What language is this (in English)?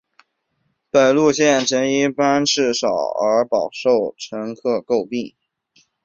Chinese